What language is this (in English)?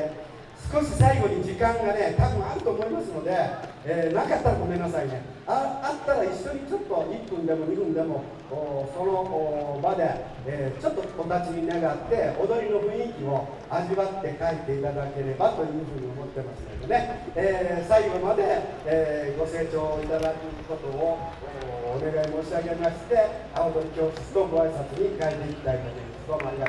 Japanese